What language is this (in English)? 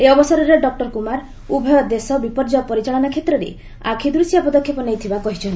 Odia